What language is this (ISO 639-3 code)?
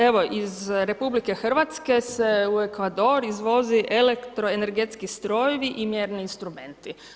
hrv